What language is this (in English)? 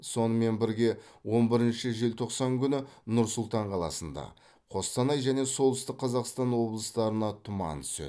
Kazakh